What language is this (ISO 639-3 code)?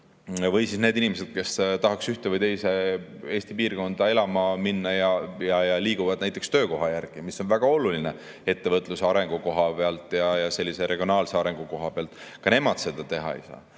est